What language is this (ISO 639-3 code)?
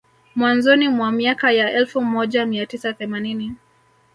swa